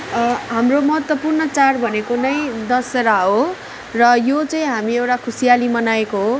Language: Nepali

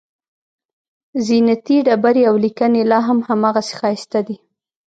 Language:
Pashto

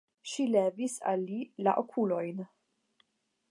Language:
Esperanto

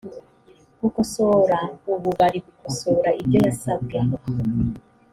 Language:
Kinyarwanda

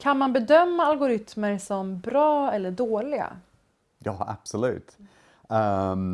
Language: Swedish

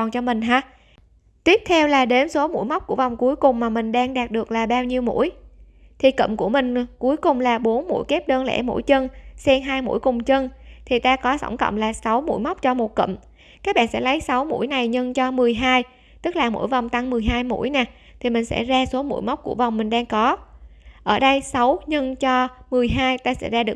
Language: Vietnamese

